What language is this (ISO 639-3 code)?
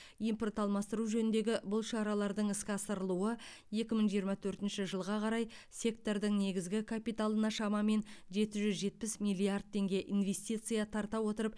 kaz